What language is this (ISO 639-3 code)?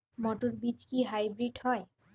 ben